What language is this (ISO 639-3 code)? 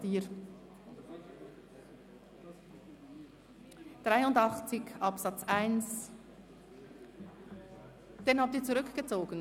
gsw